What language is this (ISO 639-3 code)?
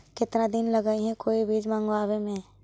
mag